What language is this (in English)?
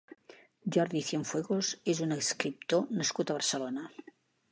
Catalan